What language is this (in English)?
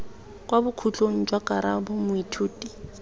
Tswana